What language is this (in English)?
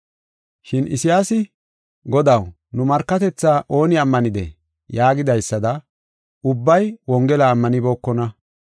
Gofa